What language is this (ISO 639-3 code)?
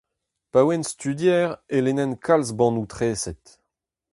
bre